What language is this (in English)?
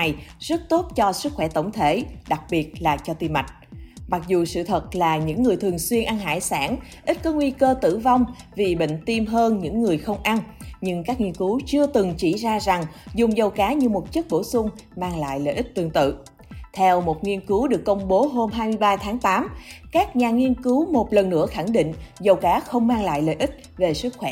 Vietnamese